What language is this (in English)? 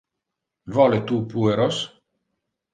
Interlingua